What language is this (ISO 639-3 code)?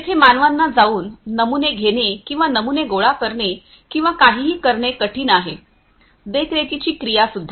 mar